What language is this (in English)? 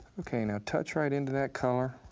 English